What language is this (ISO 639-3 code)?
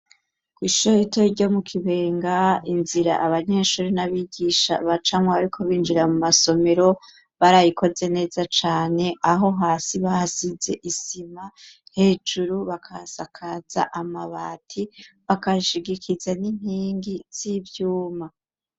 run